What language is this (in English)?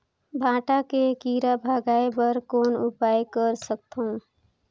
Chhattisgarhi